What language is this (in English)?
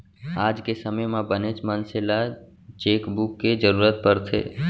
Chhattisgarhi